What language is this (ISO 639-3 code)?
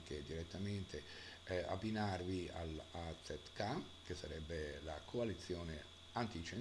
ita